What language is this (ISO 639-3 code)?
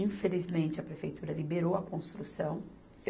por